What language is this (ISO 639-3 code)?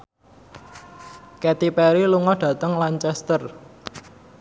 jav